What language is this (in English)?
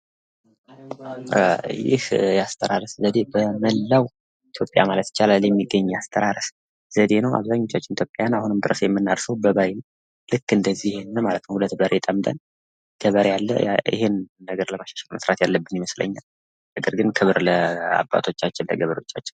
Amharic